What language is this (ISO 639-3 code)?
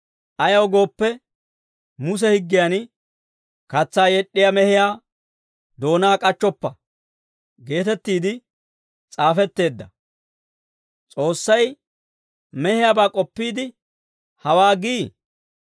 dwr